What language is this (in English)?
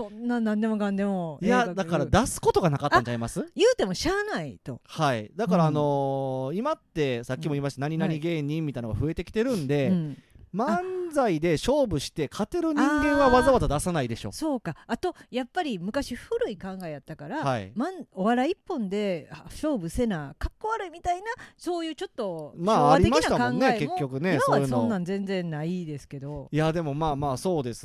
Japanese